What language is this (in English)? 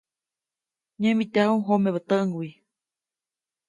Copainalá Zoque